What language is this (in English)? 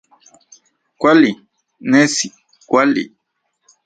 Central Puebla Nahuatl